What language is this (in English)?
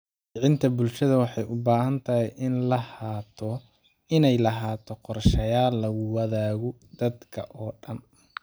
Somali